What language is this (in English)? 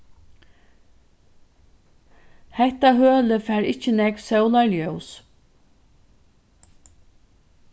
Faroese